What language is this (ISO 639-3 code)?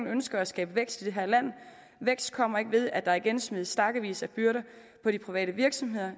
dan